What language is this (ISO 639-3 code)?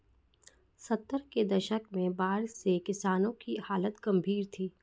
hin